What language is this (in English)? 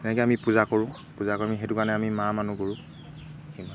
Assamese